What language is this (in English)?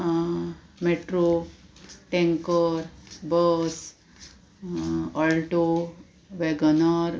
Konkani